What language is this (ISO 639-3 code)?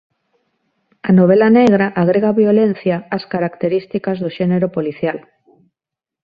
glg